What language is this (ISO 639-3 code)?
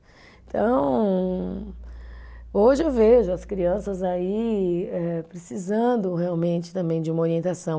por